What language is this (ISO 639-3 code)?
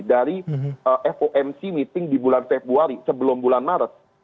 ind